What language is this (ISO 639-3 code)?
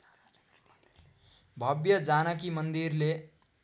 nep